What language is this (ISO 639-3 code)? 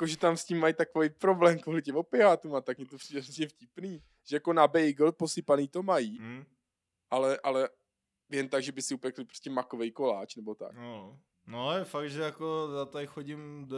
ces